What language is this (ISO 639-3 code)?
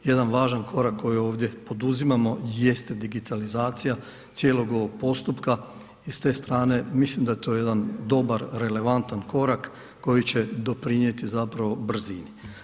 hrv